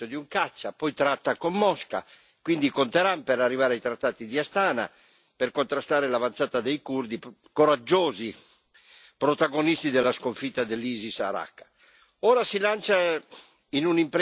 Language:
Italian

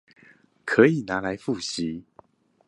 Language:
Chinese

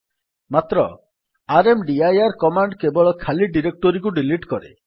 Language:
Odia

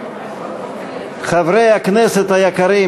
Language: Hebrew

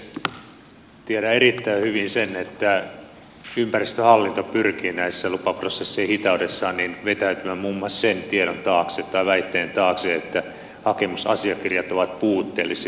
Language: Finnish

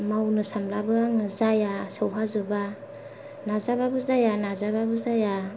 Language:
Bodo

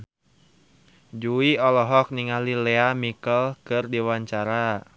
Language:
Sundanese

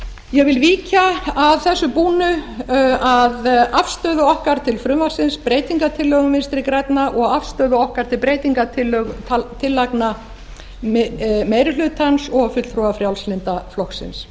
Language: Icelandic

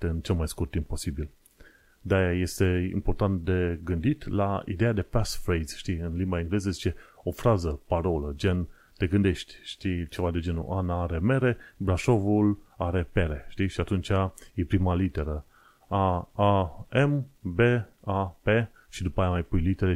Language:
Romanian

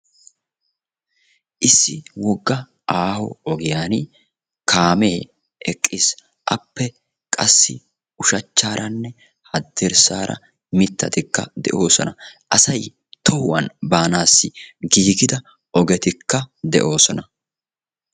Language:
Wolaytta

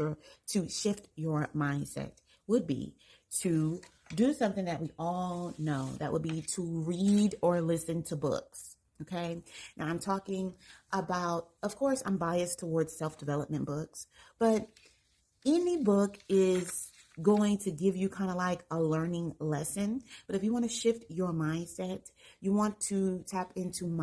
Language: English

